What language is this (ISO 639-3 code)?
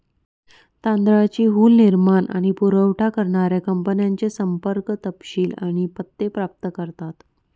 mar